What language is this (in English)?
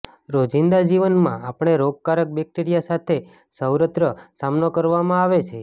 Gujarati